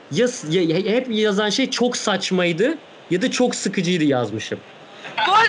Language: Turkish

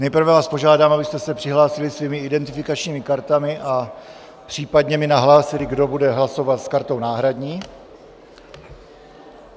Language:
Czech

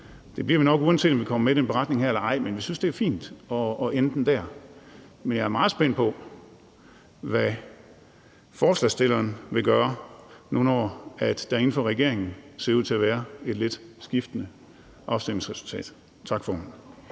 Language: Danish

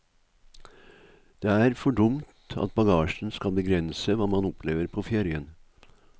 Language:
Norwegian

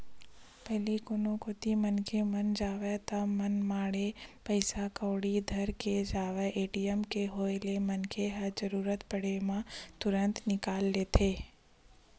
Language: Chhattisgarhi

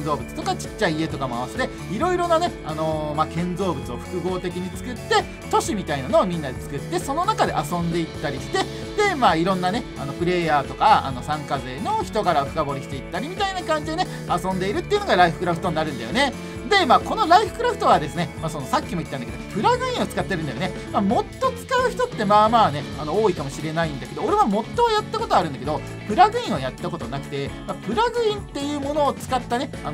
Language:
Japanese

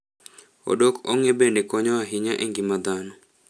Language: Luo (Kenya and Tanzania)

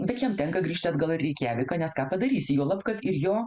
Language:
Lithuanian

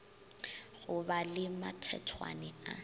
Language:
Northern Sotho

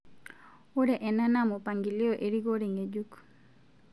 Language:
Masai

